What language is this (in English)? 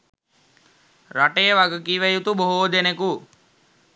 Sinhala